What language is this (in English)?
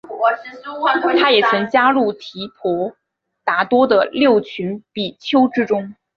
Chinese